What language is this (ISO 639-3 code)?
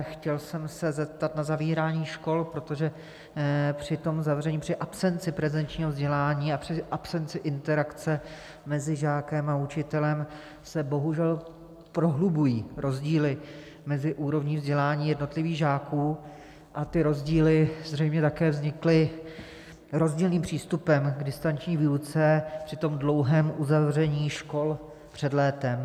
ces